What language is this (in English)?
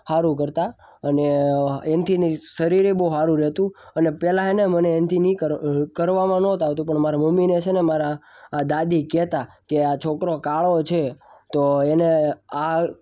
Gujarati